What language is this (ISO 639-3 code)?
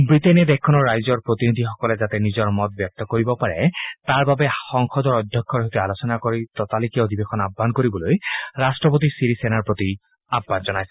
asm